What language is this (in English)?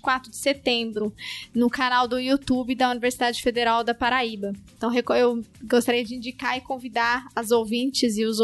Portuguese